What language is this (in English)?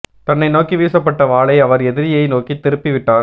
Tamil